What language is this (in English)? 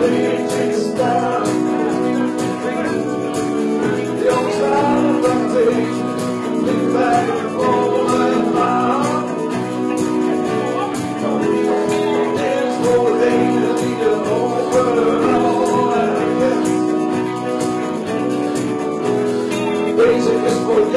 Dutch